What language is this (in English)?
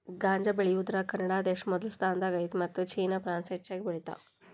Kannada